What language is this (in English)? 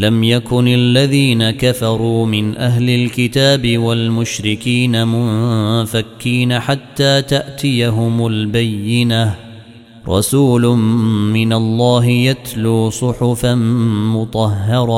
Arabic